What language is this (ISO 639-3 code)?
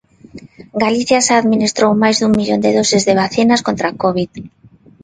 glg